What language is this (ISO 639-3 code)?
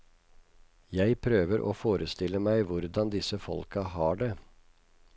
nor